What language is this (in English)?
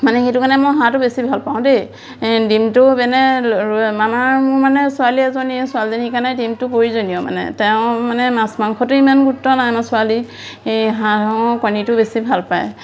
Assamese